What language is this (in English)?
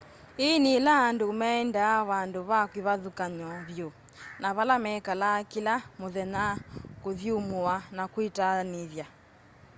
Kamba